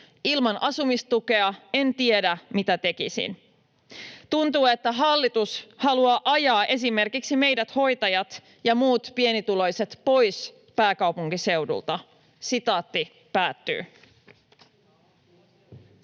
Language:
Finnish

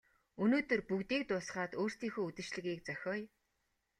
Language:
Mongolian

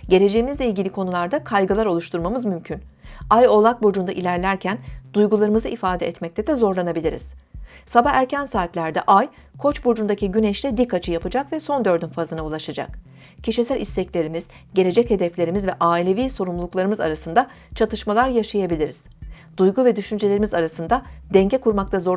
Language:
Turkish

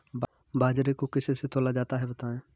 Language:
Hindi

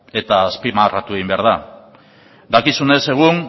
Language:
Basque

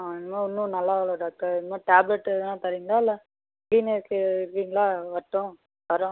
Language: Tamil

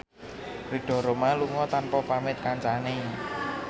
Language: Javanese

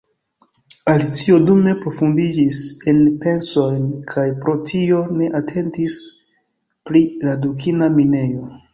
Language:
Esperanto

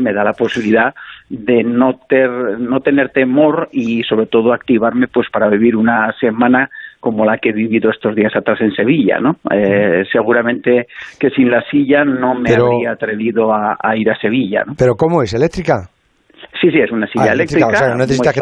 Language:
Spanish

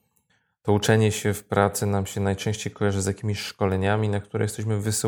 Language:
Polish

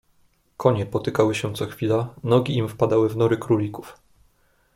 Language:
Polish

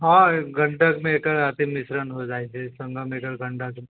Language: Maithili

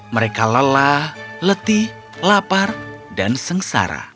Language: Indonesian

